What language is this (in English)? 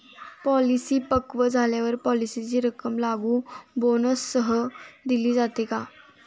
Marathi